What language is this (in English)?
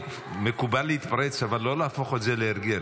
Hebrew